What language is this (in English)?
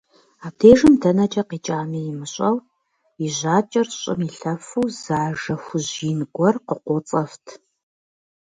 Kabardian